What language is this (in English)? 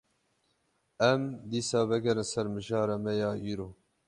Kurdish